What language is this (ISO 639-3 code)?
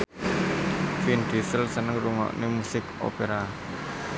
jav